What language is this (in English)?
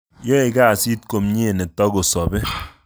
Kalenjin